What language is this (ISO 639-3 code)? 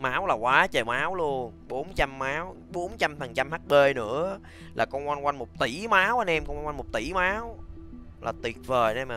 vie